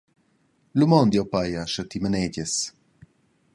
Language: Romansh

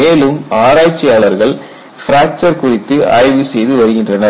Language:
Tamil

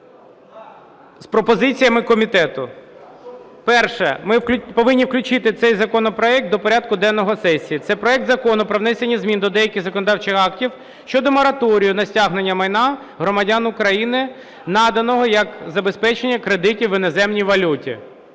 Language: Ukrainian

